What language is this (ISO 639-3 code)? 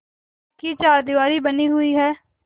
hin